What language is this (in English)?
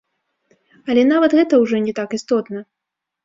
Belarusian